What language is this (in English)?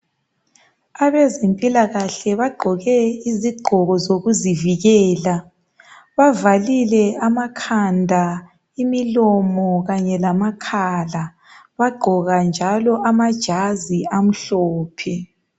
North Ndebele